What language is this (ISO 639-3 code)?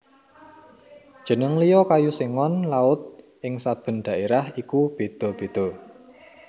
jav